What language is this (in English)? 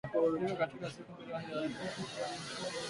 Swahili